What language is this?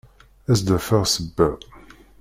Kabyle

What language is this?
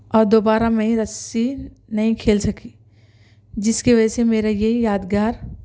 Urdu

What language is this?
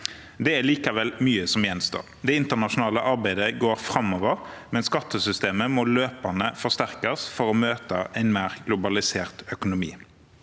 Norwegian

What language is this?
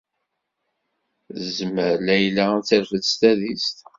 Kabyle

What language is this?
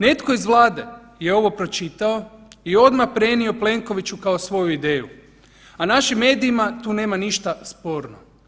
Croatian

